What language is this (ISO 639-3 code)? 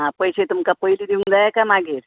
kok